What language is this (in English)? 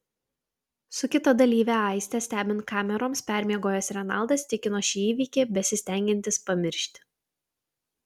Lithuanian